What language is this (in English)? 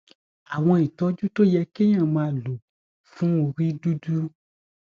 Yoruba